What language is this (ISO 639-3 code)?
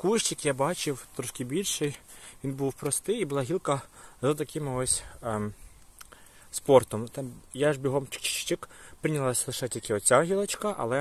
ukr